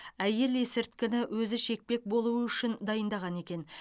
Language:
Kazakh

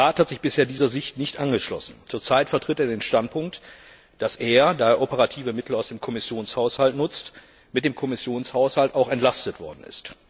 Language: German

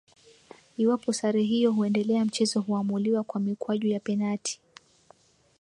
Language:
Swahili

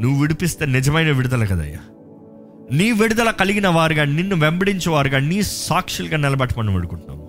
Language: Telugu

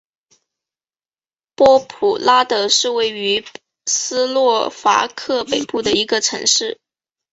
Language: Chinese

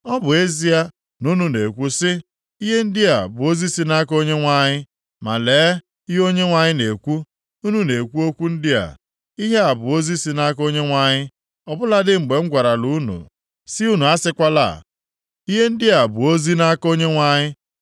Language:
Igbo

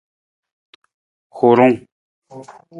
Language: Nawdm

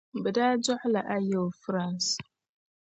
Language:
Dagbani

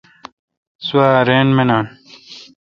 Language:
Kalkoti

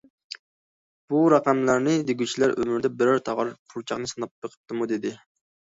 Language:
Uyghur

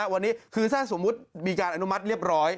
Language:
Thai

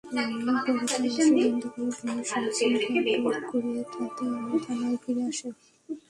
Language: Bangla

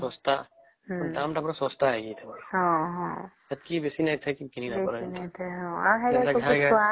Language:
Odia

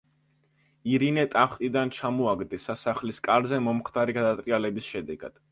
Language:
Georgian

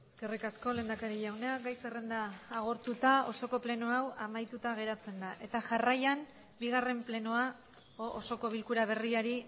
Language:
Basque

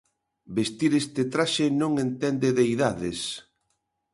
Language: Galician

